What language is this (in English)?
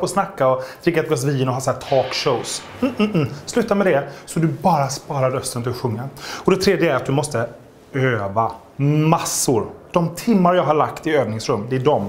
Swedish